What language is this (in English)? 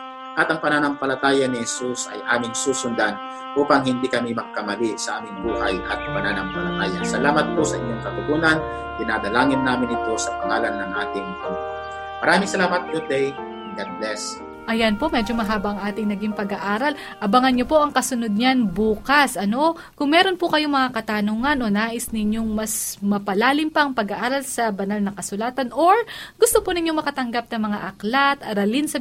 Filipino